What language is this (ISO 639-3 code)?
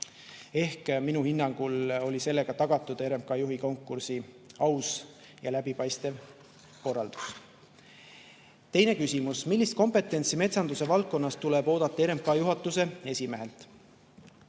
est